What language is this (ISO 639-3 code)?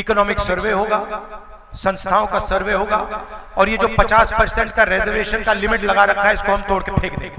hin